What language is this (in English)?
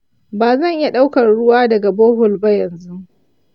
Hausa